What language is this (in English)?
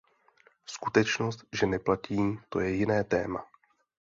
Czech